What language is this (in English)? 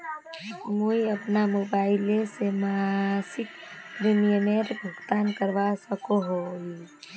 Magahi